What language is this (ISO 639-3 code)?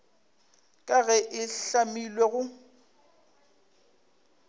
nso